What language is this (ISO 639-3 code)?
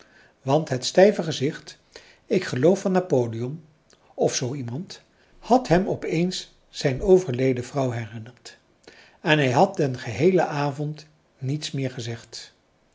nld